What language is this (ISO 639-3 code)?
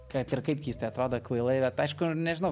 lit